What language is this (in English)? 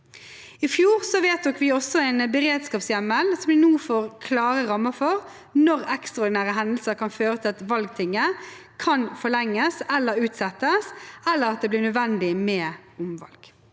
Norwegian